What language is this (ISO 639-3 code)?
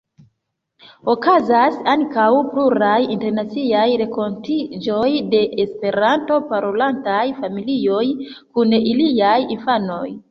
epo